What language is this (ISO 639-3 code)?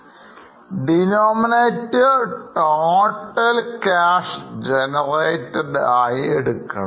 mal